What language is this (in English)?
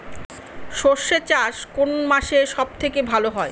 Bangla